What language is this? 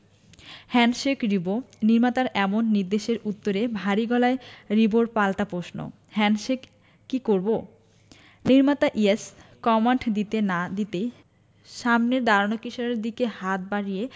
Bangla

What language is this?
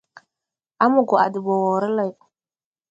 Tupuri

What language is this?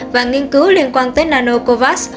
Vietnamese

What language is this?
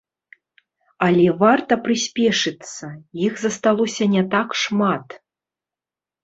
Belarusian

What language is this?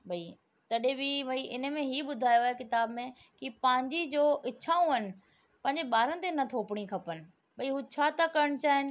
Sindhi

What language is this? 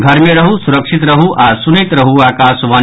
Maithili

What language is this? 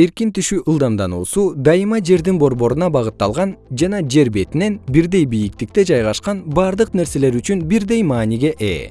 Kyrgyz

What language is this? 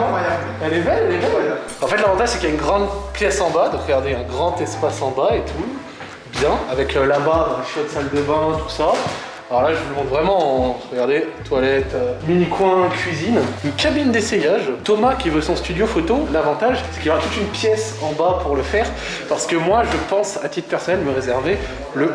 French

